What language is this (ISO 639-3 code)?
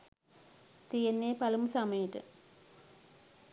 sin